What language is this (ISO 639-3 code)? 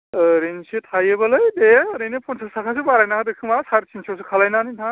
brx